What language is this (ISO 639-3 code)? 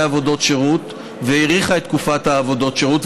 heb